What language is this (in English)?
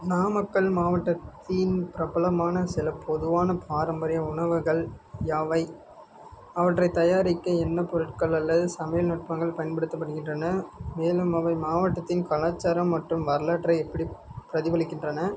Tamil